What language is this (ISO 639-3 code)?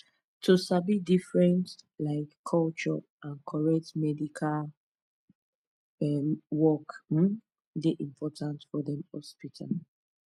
pcm